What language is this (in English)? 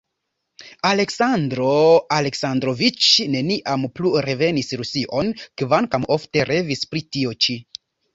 Esperanto